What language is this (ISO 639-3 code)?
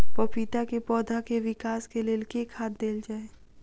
mai